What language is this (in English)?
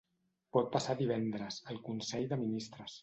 Catalan